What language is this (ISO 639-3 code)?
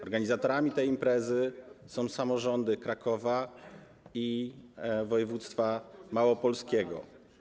pol